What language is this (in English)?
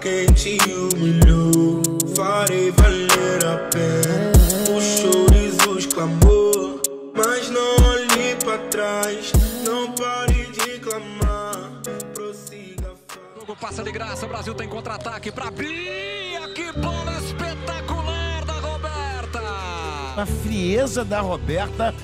Portuguese